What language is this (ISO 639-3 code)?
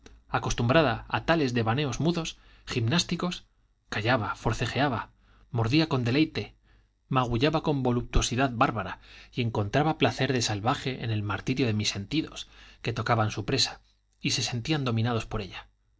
spa